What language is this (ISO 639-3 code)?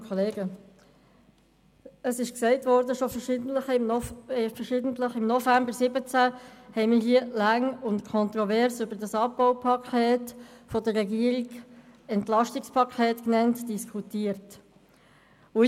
gsw